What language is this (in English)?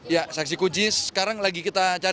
Indonesian